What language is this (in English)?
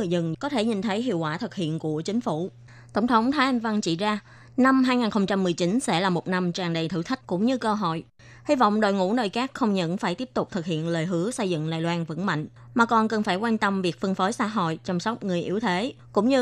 Vietnamese